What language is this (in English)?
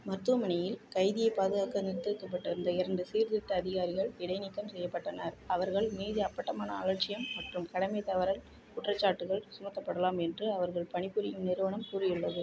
Tamil